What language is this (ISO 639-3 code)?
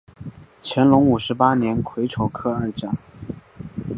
zho